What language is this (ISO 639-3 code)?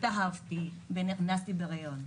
heb